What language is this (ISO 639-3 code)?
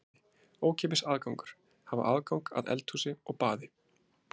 isl